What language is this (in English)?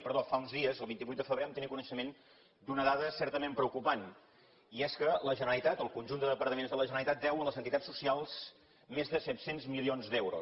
Catalan